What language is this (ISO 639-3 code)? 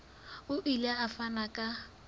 sot